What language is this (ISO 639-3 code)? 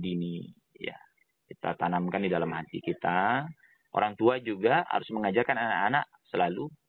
ind